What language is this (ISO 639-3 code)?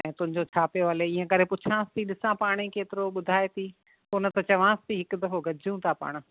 snd